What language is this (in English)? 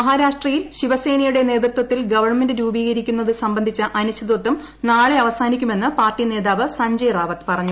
Malayalam